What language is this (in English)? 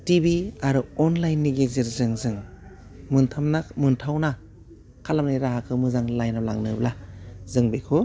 Bodo